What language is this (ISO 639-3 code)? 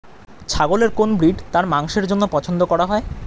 ben